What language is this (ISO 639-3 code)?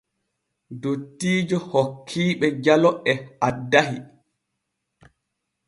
fue